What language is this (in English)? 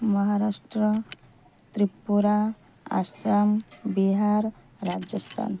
Odia